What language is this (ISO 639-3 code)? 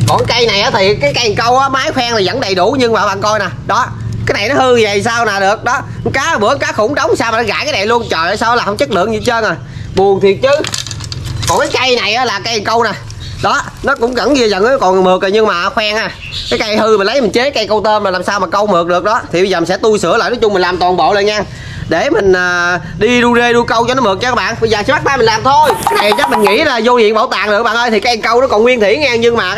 vie